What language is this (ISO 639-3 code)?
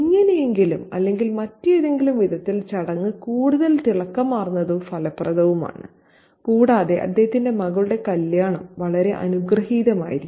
mal